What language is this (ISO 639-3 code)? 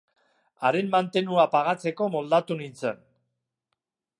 eus